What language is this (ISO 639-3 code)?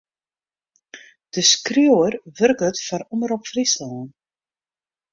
fry